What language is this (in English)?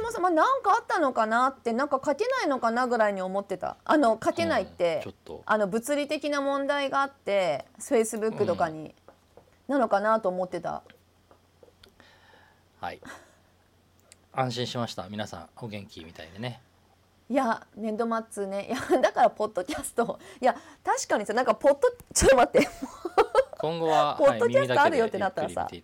Japanese